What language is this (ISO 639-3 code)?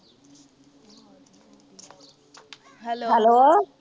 pan